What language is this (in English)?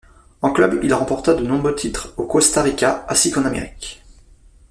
French